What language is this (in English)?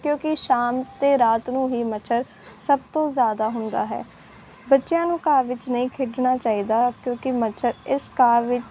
Punjabi